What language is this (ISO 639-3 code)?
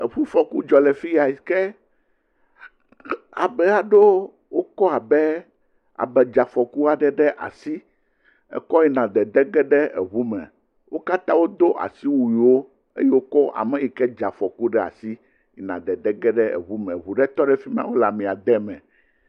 ewe